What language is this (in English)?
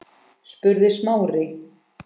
Icelandic